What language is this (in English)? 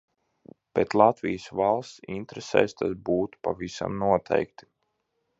Latvian